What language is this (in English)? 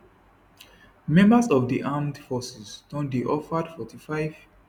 Nigerian Pidgin